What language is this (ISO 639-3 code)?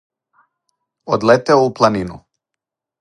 srp